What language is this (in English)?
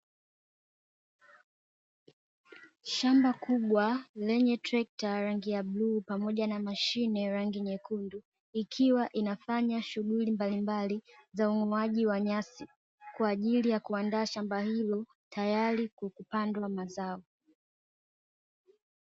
Swahili